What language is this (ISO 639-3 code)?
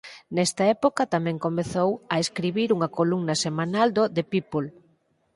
glg